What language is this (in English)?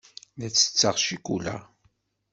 Kabyle